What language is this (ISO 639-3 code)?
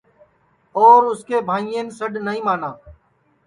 ssi